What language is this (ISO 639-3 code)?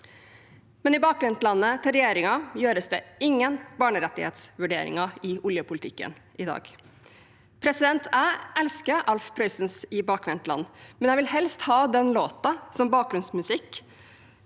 nor